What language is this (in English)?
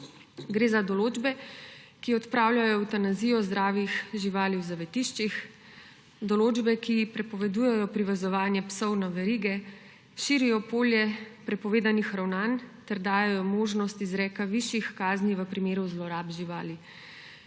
Slovenian